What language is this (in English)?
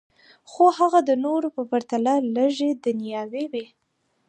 Pashto